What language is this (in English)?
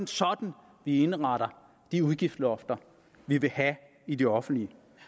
Danish